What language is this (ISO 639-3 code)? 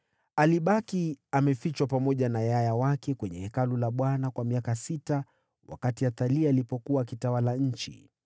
swa